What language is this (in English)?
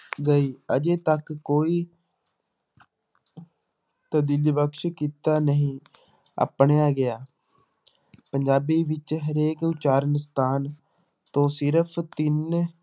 Punjabi